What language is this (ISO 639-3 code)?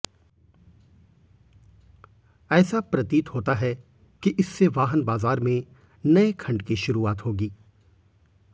hin